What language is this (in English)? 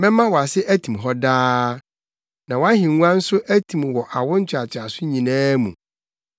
Akan